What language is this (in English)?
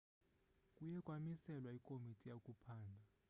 Xhosa